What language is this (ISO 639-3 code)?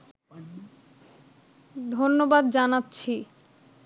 ben